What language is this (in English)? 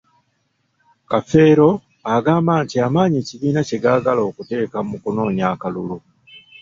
Ganda